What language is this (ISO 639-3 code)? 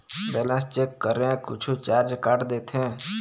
hne